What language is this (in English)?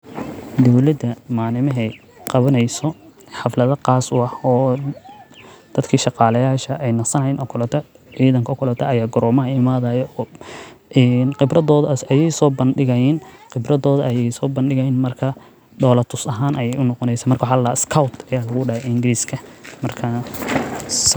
Somali